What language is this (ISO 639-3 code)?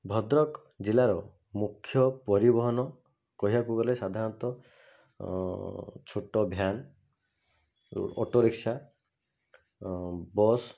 ori